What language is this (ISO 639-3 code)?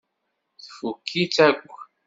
kab